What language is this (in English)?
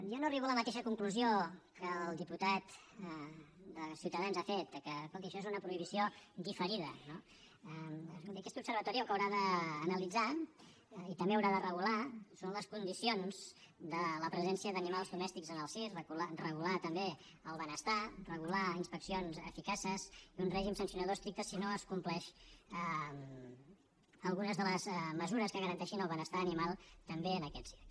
Catalan